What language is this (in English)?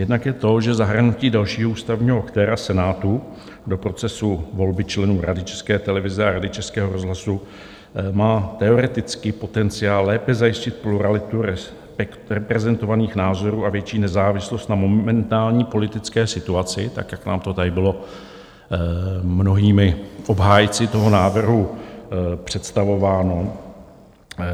Czech